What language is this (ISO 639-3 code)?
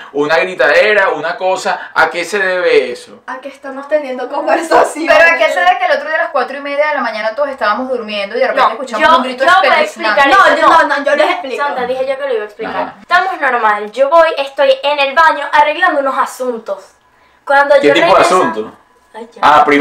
spa